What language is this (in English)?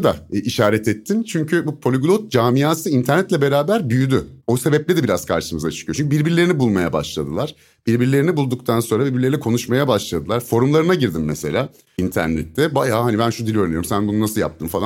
Turkish